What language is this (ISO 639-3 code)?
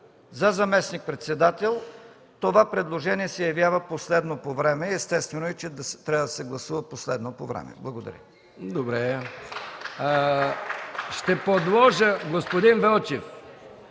bul